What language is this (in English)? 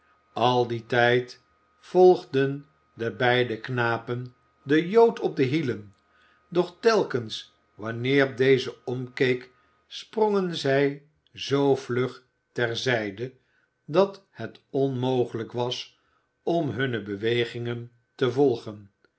Dutch